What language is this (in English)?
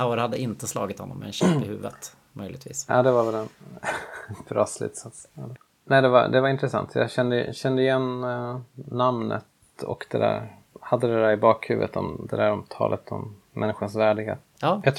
Swedish